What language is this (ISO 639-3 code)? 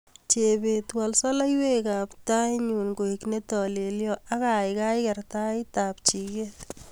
kln